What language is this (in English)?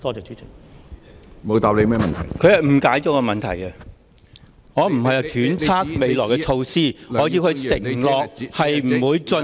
Cantonese